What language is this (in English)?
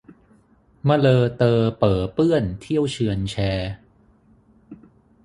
Thai